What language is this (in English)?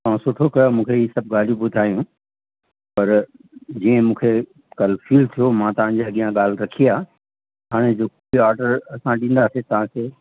Sindhi